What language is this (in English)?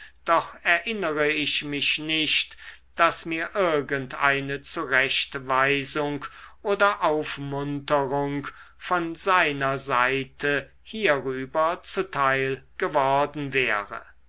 German